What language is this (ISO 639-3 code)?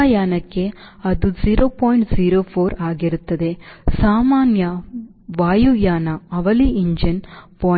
kan